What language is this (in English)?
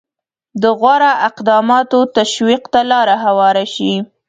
Pashto